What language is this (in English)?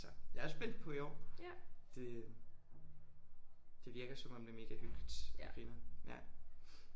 Danish